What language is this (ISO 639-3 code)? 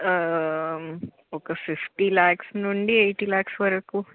tel